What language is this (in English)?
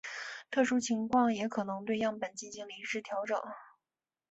Chinese